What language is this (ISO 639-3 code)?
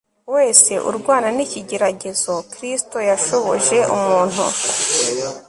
kin